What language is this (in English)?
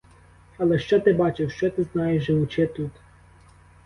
Ukrainian